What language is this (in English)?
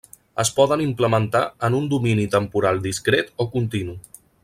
Catalan